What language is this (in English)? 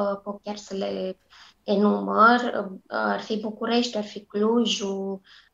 Romanian